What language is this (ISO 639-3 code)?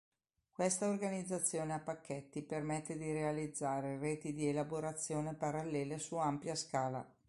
ita